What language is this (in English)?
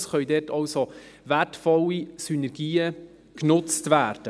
Swiss German